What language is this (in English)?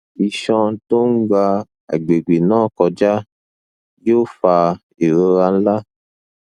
Yoruba